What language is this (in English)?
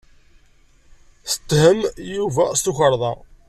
Kabyle